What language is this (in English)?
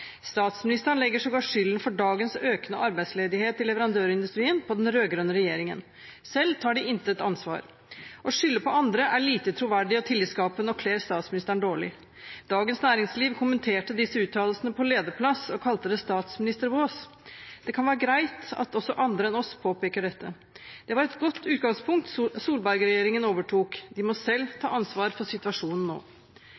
Norwegian Bokmål